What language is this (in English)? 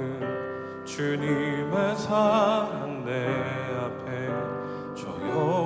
Korean